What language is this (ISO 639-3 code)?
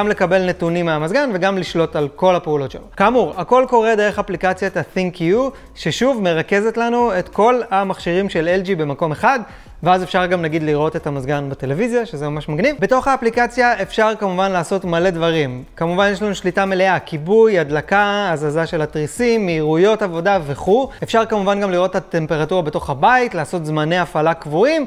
heb